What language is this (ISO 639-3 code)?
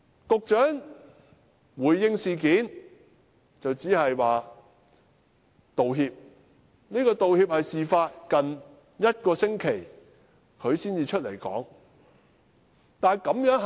yue